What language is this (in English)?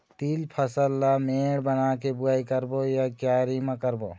Chhattisgarhi